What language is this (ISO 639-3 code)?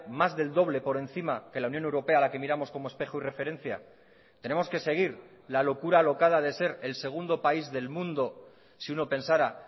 spa